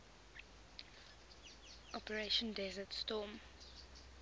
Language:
English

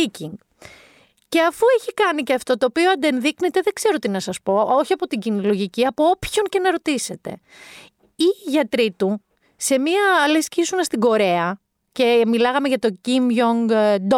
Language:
Greek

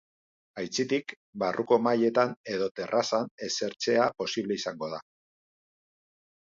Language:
Basque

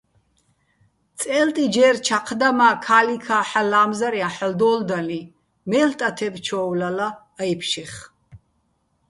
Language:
Bats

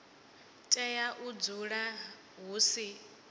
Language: Venda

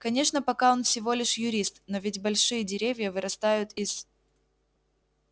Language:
Russian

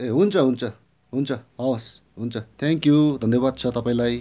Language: Nepali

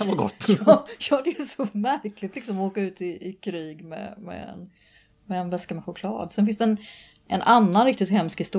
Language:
Swedish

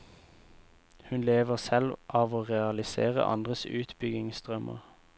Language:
Norwegian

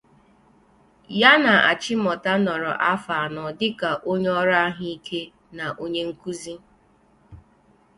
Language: Igbo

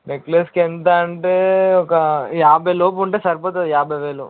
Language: Telugu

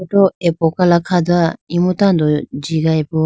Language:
Idu-Mishmi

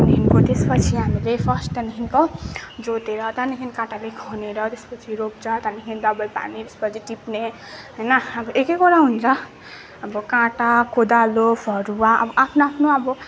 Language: Nepali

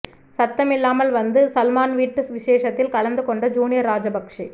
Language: Tamil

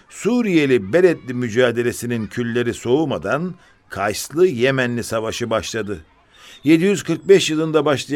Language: Turkish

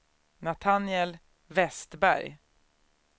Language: Swedish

